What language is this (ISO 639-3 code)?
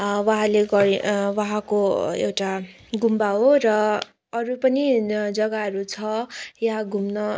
nep